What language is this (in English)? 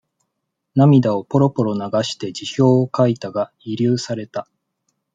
Japanese